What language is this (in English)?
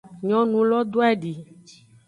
Aja (Benin)